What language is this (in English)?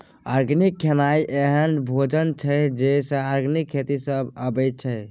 Maithili